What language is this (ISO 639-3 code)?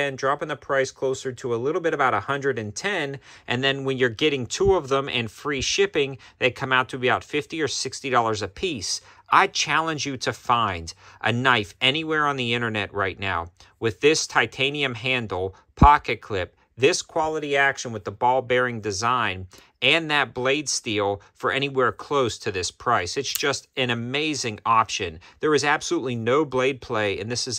eng